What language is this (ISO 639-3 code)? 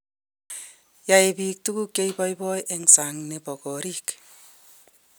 kln